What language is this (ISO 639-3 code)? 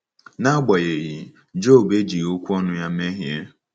ibo